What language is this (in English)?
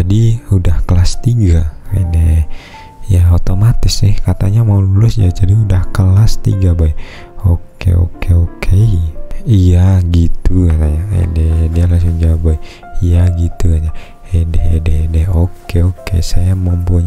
Indonesian